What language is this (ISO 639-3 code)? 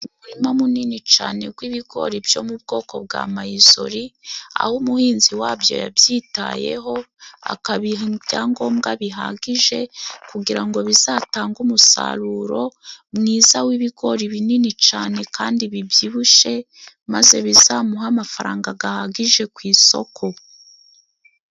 kin